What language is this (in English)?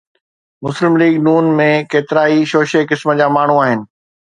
Sindhi